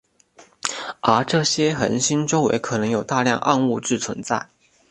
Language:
Chinese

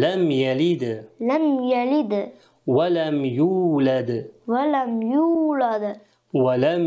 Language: Turkish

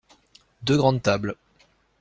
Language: French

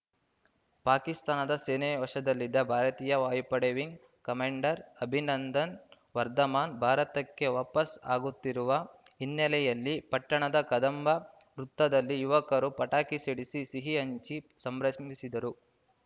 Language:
Kannada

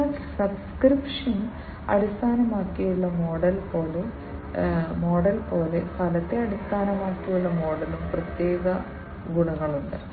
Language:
Malayalam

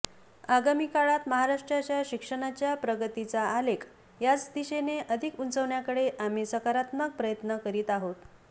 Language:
Marathi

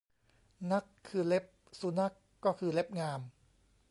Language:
Thai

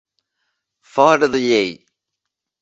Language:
Catalan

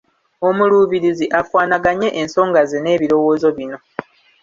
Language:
Ganda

